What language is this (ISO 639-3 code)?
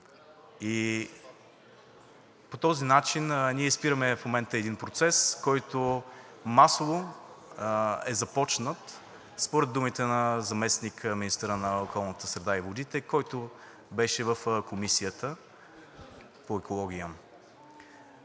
bul